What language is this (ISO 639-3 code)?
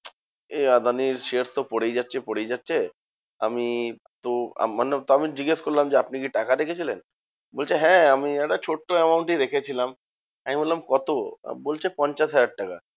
ben